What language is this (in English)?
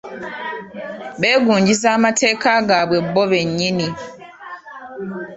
Ganda